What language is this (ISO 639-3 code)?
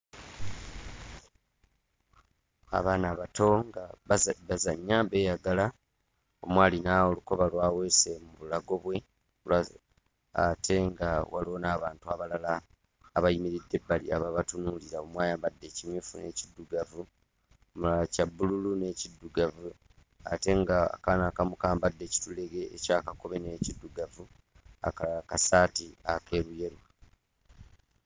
lug